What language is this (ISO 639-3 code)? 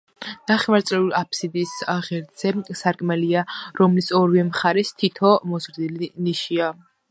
kat